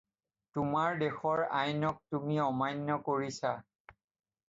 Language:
Assamese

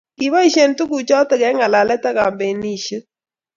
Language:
Kalenjin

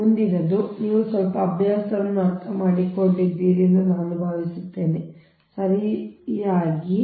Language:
Kannada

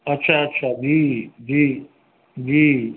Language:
Maithili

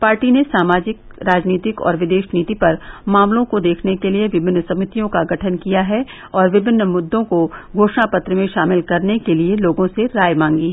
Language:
Hindi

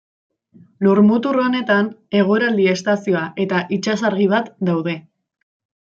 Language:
Basque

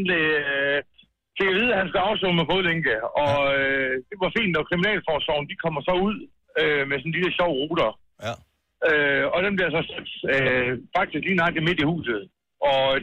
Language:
Danish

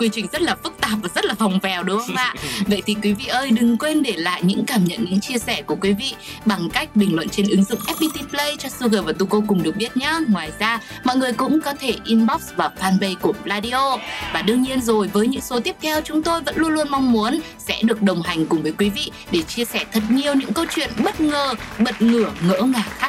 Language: Vietnamese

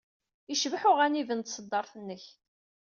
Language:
Kabyle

